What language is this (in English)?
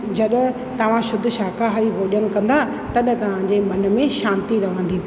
Sindhi